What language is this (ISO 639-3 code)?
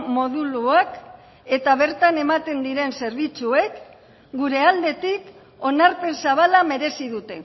eus